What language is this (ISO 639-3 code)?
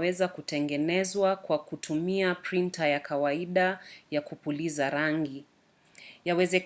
swa